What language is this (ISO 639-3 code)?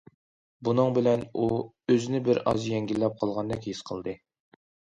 uig